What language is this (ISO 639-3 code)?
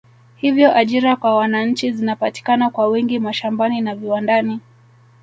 swa